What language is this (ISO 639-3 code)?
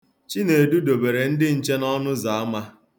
ibo